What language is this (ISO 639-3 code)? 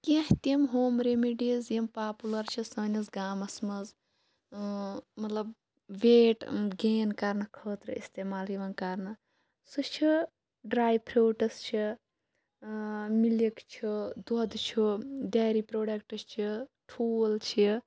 kas